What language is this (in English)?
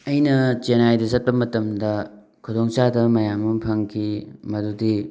Manipuri